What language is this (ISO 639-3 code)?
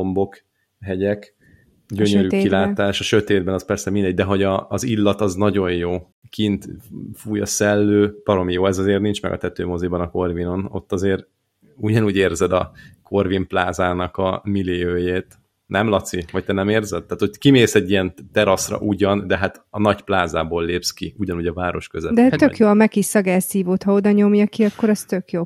hun